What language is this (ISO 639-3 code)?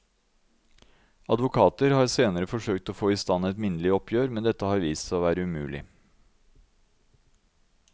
nor